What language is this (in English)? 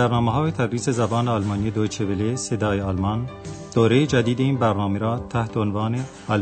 Persian